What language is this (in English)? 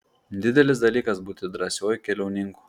Lithuanian